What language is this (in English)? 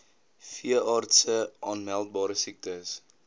Afrikaans